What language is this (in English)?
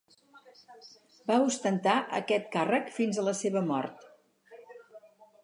Catalan